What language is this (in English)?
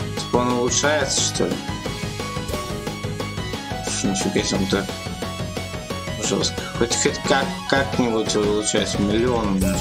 Russian